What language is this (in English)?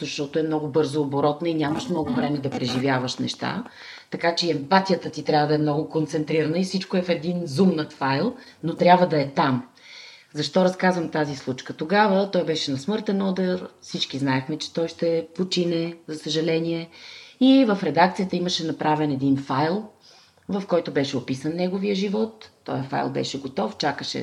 Bulgarian